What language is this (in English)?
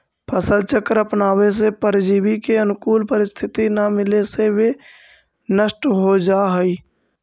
Magahi